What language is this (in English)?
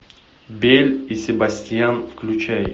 Russian